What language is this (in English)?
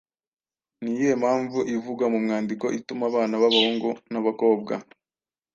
Kinyarwanda